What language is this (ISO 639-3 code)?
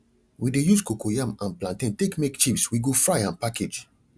pcm